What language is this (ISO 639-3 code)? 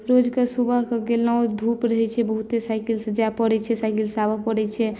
mai